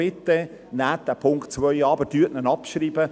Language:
Swiss German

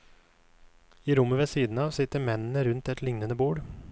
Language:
Norwegian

